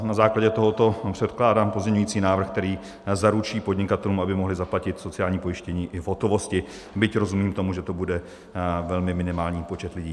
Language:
Czech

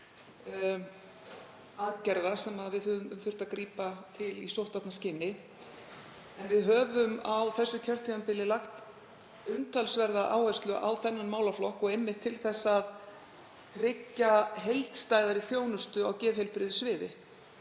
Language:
Icelandic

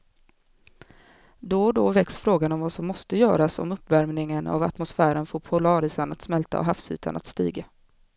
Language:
Swedish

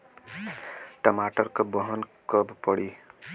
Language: Bhojpuri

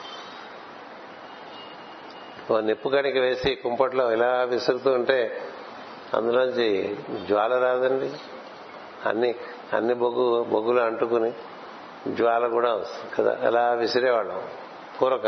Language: Telugu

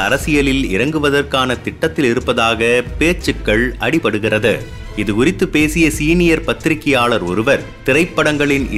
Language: Tamil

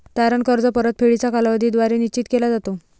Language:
Marathi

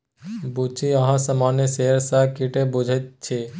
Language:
Maithili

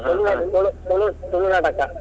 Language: Kannada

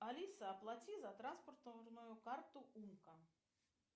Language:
Russian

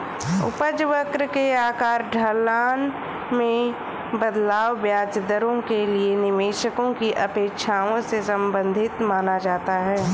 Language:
Hindi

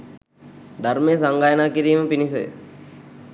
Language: Sinhala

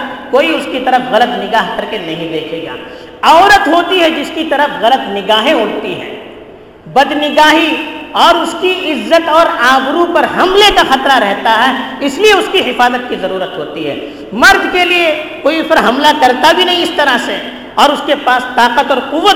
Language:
Urdu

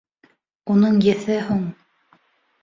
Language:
Bashkir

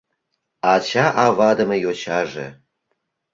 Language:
Mari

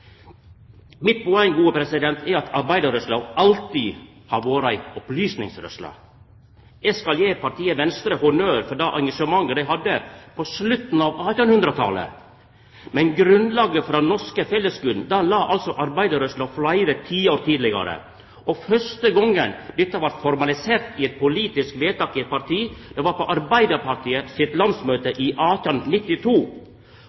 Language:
Norwegian Nynorsk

